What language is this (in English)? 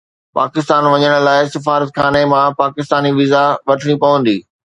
Sindhi